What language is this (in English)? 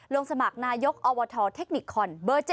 Thai